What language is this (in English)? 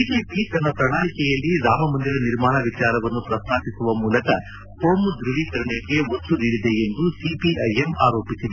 Kannada